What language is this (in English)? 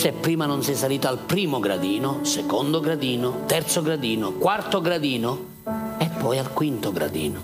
Italian